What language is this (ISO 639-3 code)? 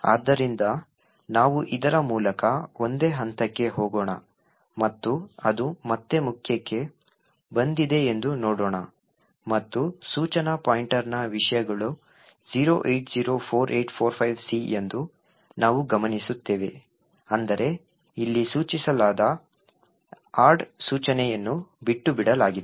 kan